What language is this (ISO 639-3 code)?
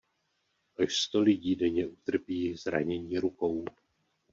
ces